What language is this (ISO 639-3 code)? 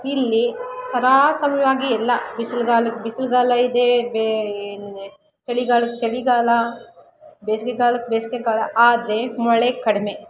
kan